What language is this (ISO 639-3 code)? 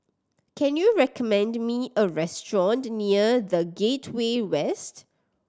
eng